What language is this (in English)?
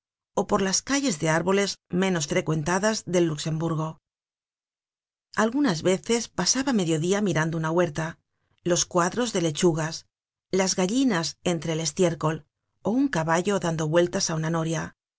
Spanish